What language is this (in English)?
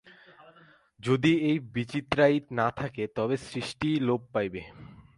Bangla